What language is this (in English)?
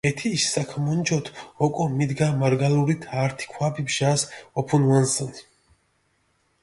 Mingrelian